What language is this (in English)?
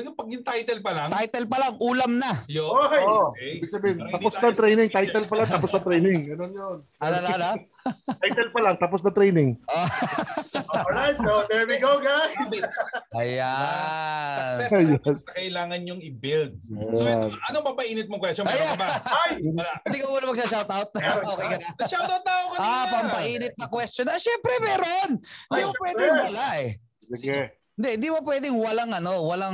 Filipino